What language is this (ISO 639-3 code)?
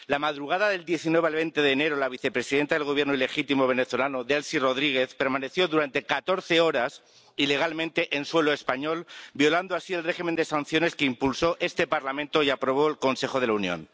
spa